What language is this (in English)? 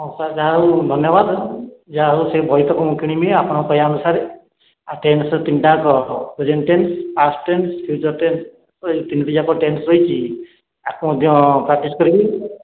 Odia